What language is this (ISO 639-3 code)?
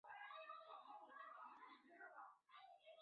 zho